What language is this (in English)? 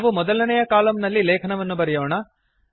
Kannada